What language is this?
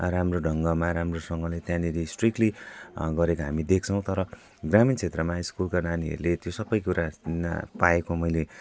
Nepali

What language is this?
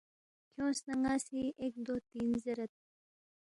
Balti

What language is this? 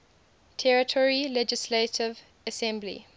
English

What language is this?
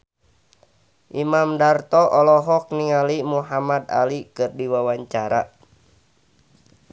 Sundanese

